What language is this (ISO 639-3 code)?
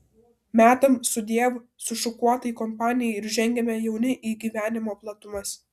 lit